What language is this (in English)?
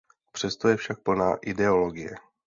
Czech